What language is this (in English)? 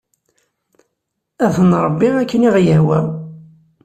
Kabyle